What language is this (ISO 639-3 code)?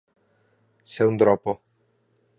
cat